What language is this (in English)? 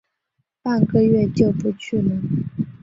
Chinese